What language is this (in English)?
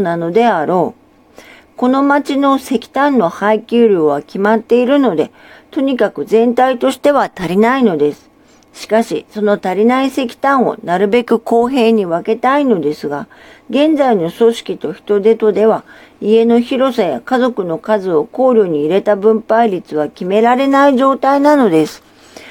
Japanese